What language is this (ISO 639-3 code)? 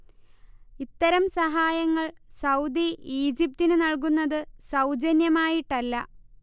mal